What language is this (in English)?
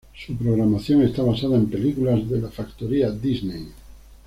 Spanish